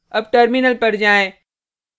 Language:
Hindi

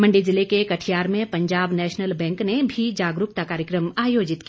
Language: Hindi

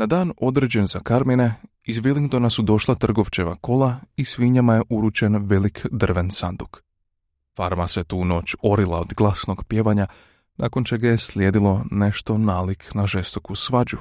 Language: Croatian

